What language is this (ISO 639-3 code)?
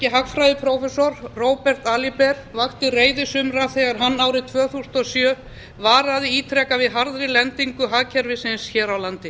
isl